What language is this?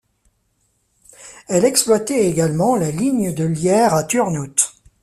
French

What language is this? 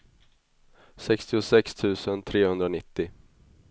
Swedish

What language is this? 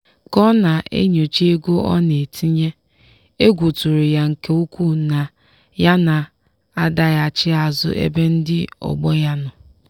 Igbo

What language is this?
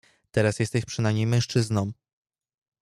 Polish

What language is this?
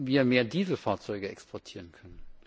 German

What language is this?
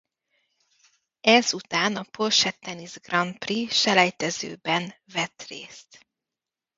Hungarian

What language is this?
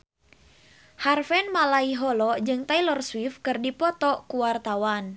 Sundanese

